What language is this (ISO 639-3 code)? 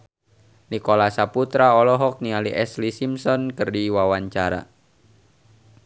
sun